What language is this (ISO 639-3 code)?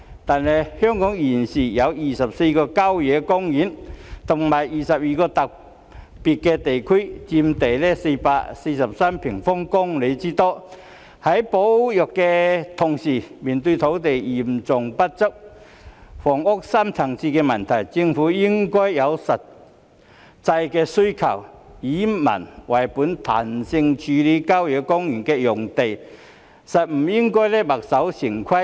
yue